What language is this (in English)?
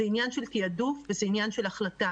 Hebrew